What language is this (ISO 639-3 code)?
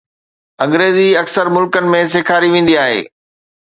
snd